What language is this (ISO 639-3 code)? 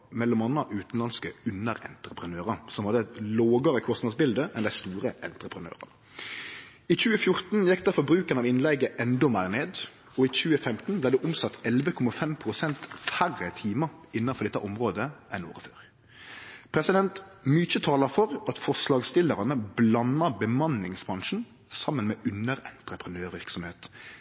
nno